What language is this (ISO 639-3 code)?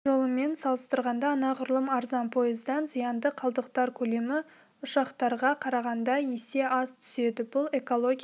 kaz